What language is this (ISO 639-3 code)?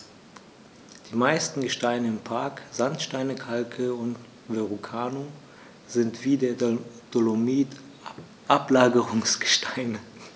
deu